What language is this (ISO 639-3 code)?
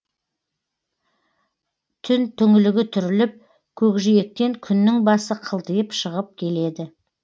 kaz